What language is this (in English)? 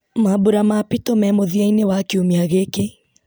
Kikuyu